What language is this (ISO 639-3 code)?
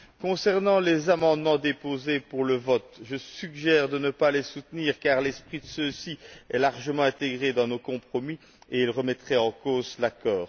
fra